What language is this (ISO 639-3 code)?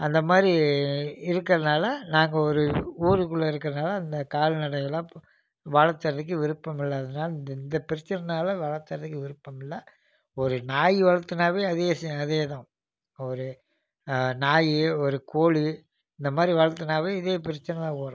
tam